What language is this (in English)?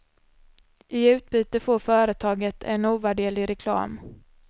Swedish